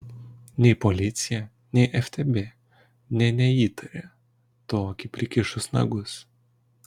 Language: Lithuanian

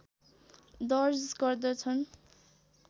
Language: Nepali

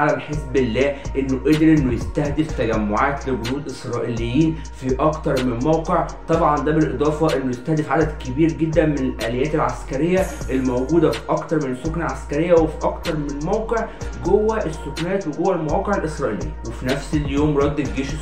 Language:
Arabic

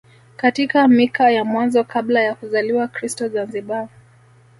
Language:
Swahili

